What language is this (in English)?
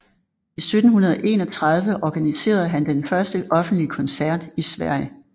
Danish